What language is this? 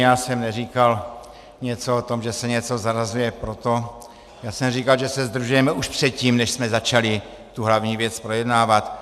Czech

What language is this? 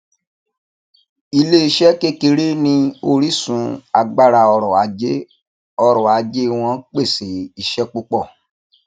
Yoruba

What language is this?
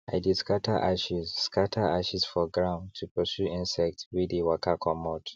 Nigerian Pidgin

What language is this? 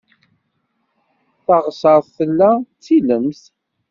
Kabyle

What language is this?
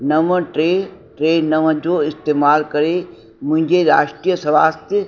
Sindhi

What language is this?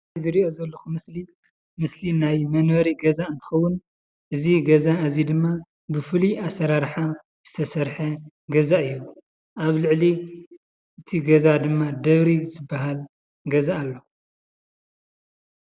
Tigrinya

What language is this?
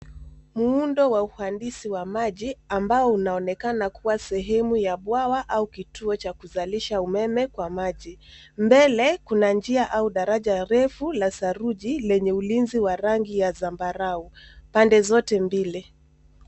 Swahili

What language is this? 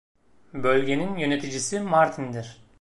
Turkish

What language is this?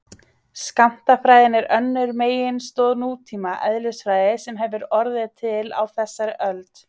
Icelandic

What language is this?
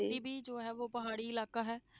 Punjabi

